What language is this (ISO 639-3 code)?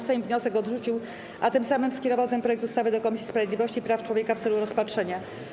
pol